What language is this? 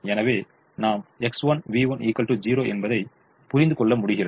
Tamil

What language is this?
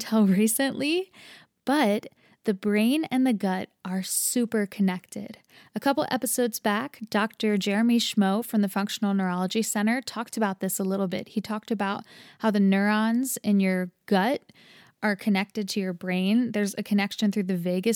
English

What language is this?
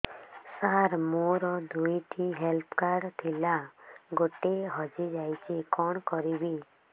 Odia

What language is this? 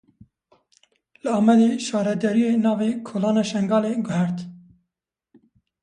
Kurdish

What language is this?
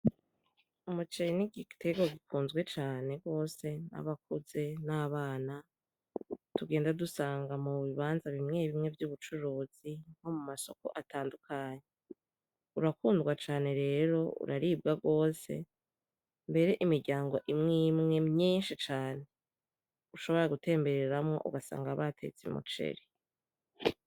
Rundi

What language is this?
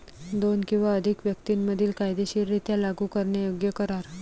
Marathi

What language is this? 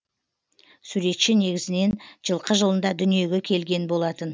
Kazakh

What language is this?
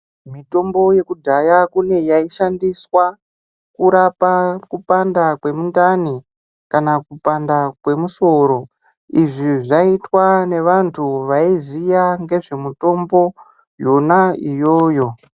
Ndau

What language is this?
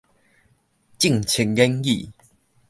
Min Nan Chinese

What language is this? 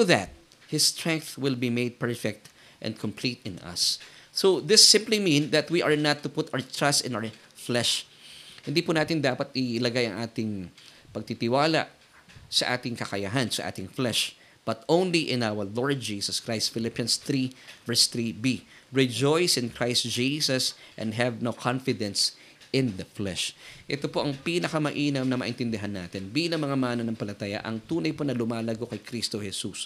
Filipino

